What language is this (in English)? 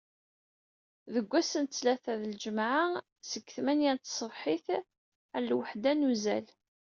Kabyle